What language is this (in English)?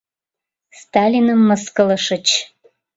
Mari